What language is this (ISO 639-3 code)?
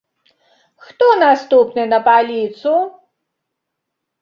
bel